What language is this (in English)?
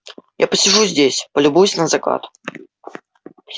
Russian